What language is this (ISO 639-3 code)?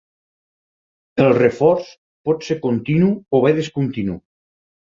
cat